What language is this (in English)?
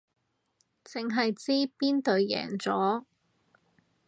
Cantonese